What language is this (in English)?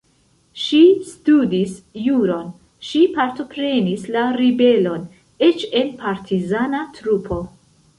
Esperanto